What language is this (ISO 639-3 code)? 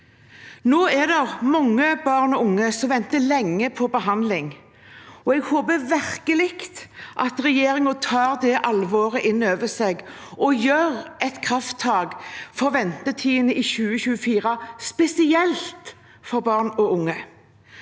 nor